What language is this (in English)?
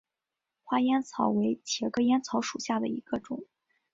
Chinese